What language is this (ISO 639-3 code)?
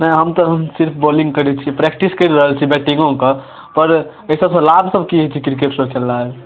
mai